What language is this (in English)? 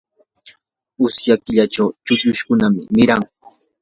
Yanahuanca Pasco Quechua